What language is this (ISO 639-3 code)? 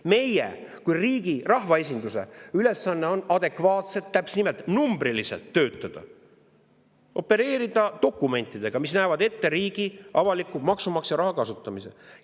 est